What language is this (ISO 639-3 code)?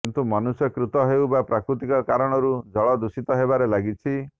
ori